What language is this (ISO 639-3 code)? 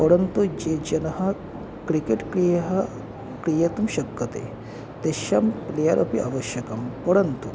san